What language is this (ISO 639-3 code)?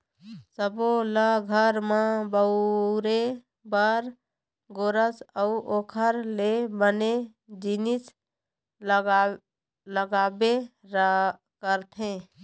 hne